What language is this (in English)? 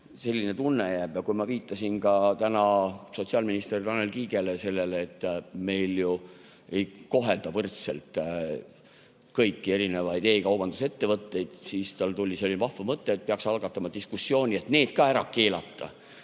Estonian